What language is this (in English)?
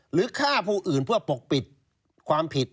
Thai